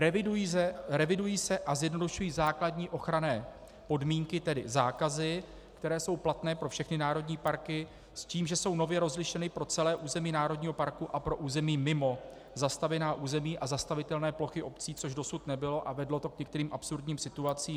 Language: Czech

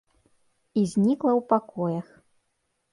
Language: Belarusian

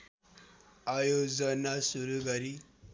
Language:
Nepali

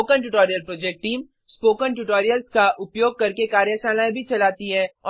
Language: Hindi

